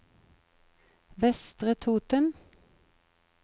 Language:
Norwegian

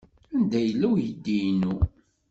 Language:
Kabyle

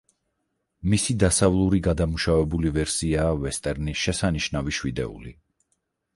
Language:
Georgian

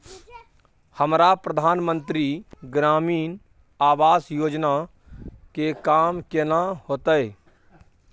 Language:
Maithili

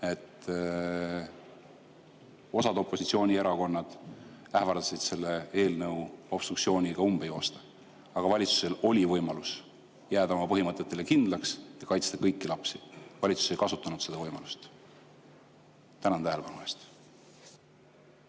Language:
Estonian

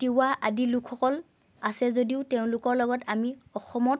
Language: Assamese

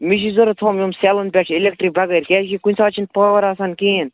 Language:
Kashmiri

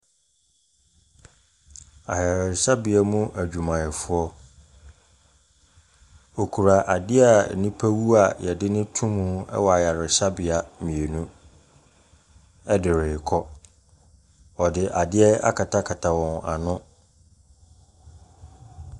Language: Akan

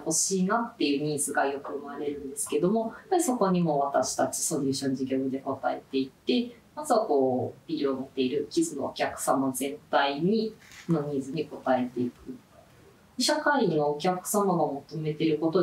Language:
Japanese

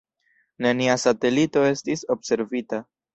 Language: Esperanto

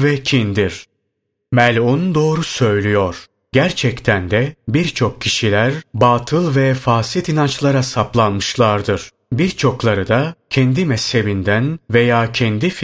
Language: Turkish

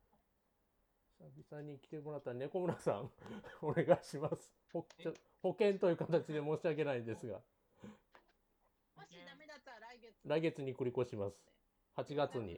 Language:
Japanese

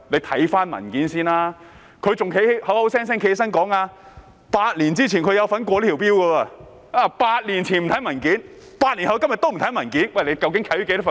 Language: Cantonese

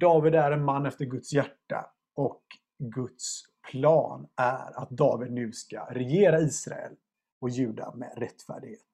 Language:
Swedish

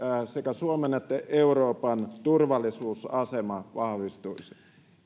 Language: Finnish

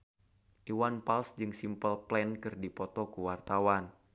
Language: Sundanese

